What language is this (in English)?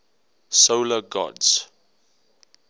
English